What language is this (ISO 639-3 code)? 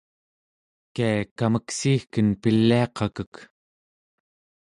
esu